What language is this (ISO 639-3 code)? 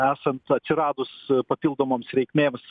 lit